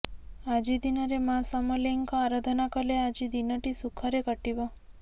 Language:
Odia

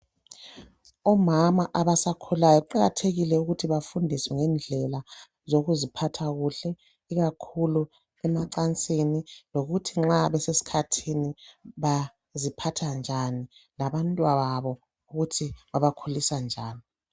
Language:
North Ndebele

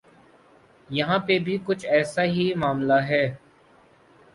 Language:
Urdu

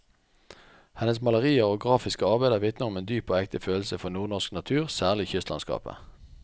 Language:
Norwegian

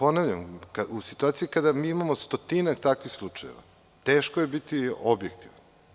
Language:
Serbian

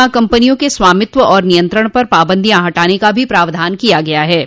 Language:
Hindi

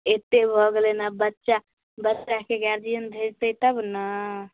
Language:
Maithili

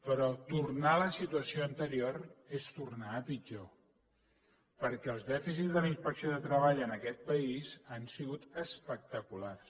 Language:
Catalan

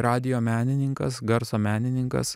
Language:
Lithuanian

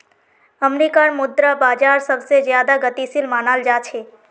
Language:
Magahi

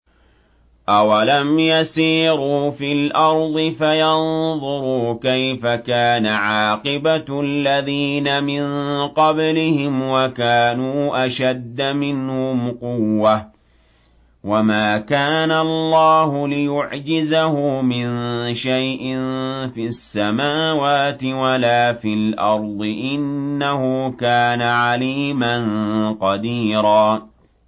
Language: Arabic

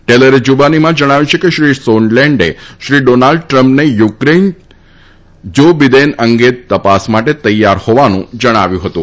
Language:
Gujarati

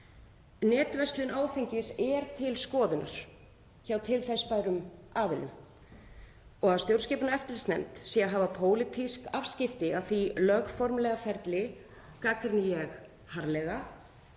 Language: Icelandic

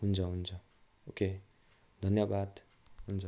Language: Nepali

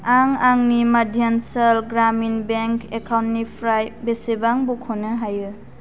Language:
Bodo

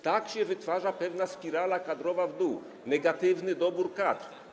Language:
Polish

